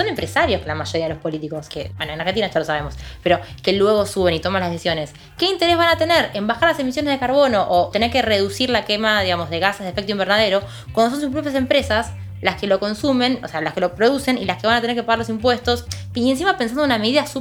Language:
Spanish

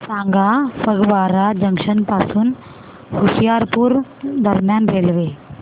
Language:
Marathi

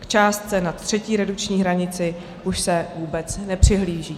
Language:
Czech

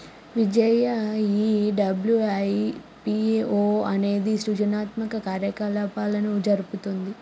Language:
Telugu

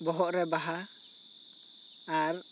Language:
Santali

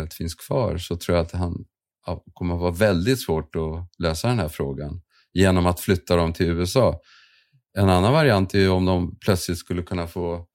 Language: Swedish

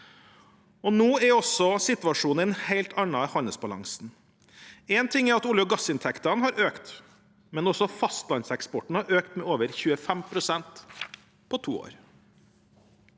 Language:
Norwegian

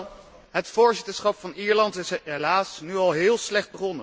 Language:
Dutch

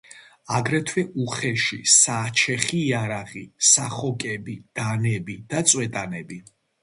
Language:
Georgian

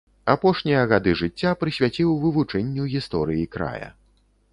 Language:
Belarusian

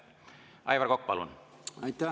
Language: Estonian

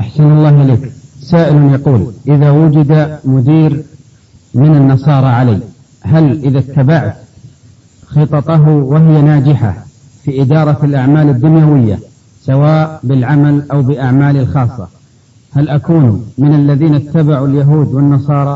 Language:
Arabic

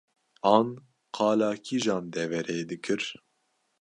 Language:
Kurdish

